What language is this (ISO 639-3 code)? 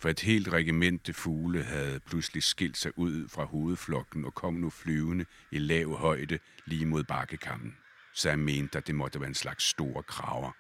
dan